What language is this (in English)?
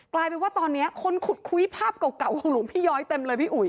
Thai